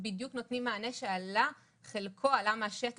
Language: Hebrew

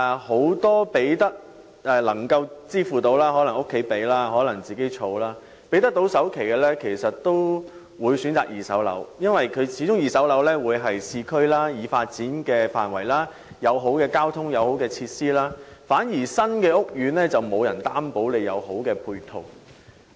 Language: Cantonese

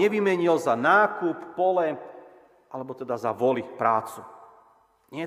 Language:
Slovak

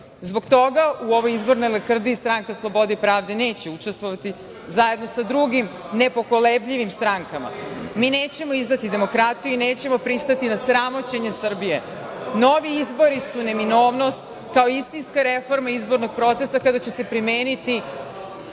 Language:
Serbian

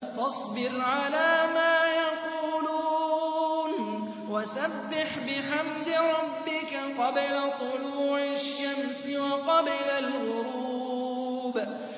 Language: Arabic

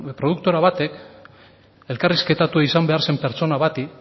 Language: Basque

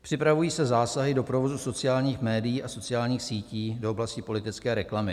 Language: Czech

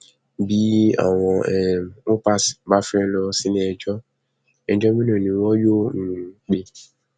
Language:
Yoruba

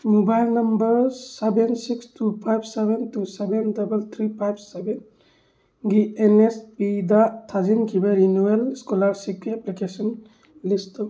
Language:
Manipuri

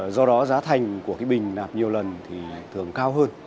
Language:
Vietnamese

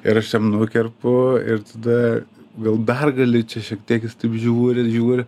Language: Lithuanian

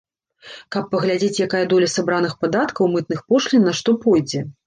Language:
Belarusian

